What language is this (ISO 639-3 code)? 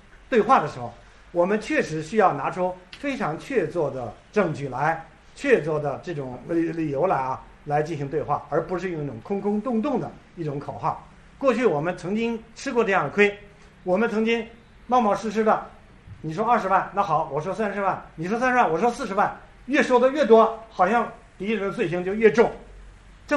zho